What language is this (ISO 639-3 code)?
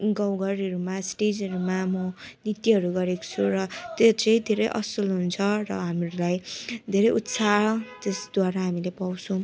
nep